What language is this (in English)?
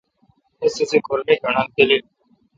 Kalkoti